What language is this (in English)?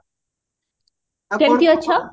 Odia